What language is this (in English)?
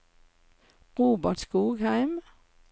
Norwegian